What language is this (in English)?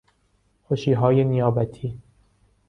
Persian